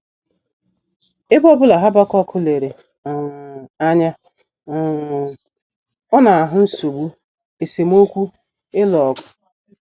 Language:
Igbo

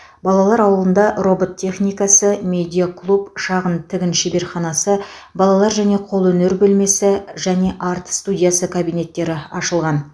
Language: Kazakh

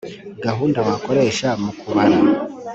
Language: Kinyarwanda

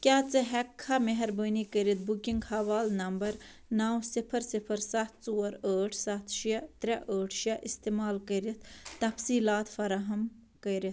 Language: Kashmiri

